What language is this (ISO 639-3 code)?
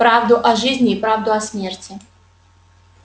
rus